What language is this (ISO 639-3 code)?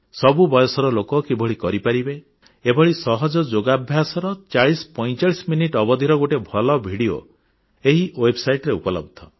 ori